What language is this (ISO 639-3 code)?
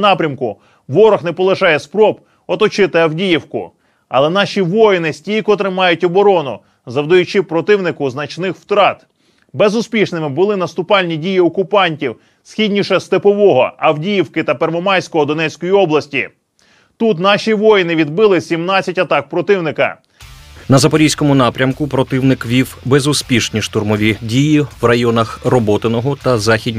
ukr